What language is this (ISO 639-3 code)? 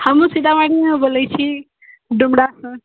mai